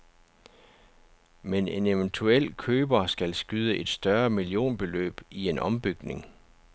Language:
Danish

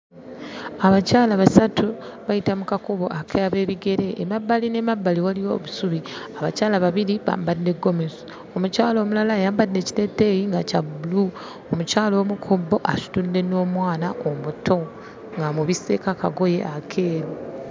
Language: Ganda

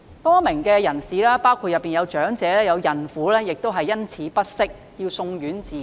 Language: Cantonese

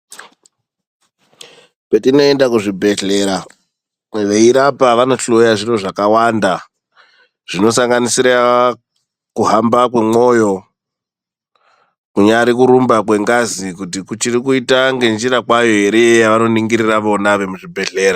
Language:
Ndau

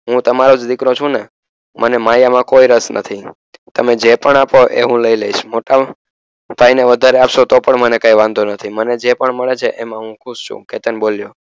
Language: Gujarati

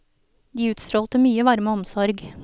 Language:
Norwegian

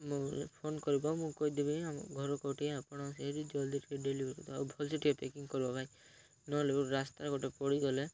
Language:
Odia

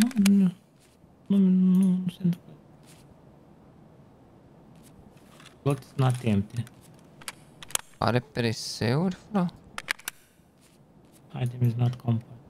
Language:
Romanian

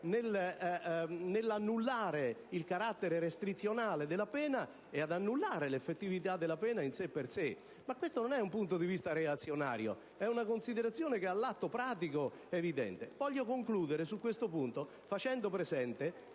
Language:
Italian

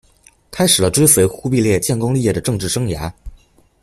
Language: Chinese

